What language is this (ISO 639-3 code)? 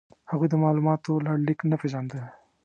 pus